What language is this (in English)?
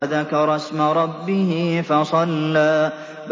Arabic